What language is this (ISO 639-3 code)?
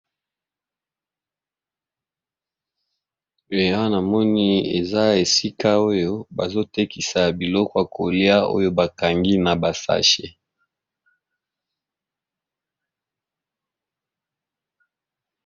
lin